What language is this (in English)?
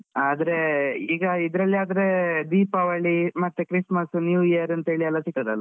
Kannada